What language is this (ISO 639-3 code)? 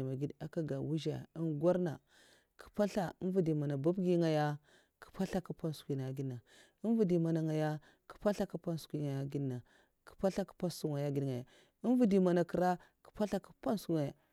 maf